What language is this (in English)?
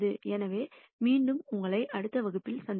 Tamil